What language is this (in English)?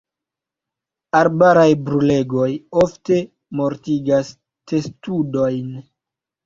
Esperanto